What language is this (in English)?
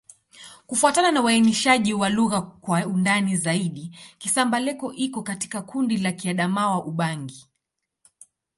Swahili